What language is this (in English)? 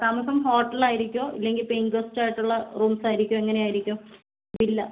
Malayalam